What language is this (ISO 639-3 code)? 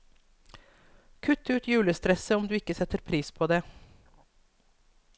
nor